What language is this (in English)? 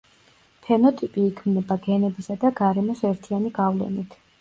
Georgian